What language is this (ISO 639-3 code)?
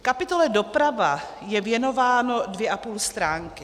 ces